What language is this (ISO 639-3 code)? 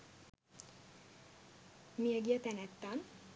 sin